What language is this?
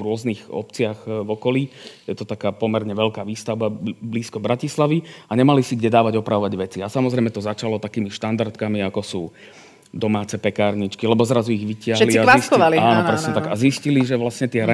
Slovak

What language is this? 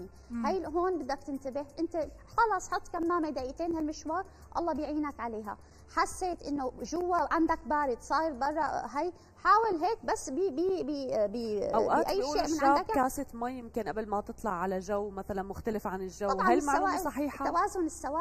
Arabic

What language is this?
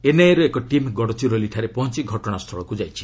Odia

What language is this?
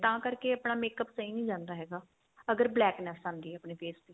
Punjabi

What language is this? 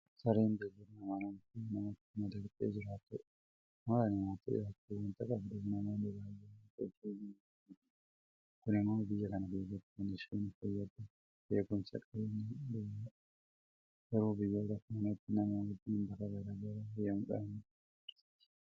Oromo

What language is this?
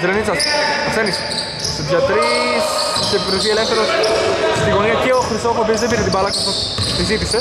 Greek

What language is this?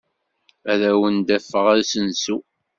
Kabyle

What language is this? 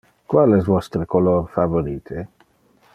Interlingua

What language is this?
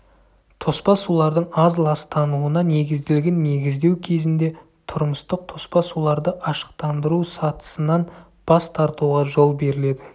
Kazakh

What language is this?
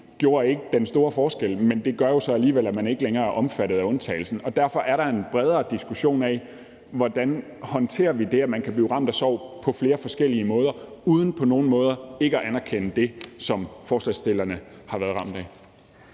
Danish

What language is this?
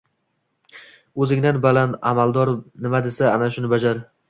Uzbek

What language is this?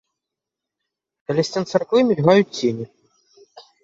Belarusian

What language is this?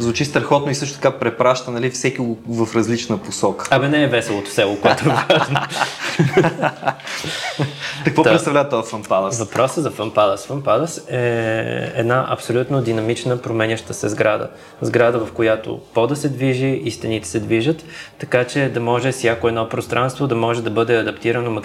Bulgarian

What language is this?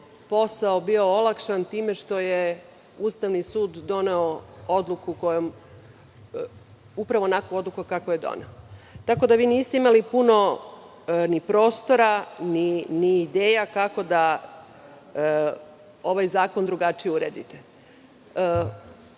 Serbian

